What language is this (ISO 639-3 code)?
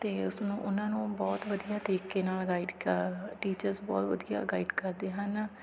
pan